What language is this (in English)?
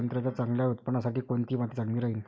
Marathi